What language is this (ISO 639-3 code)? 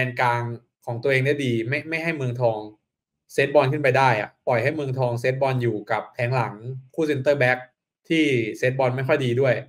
tha